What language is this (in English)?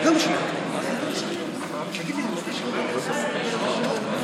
Hebrew